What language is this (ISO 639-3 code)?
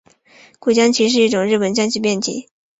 zho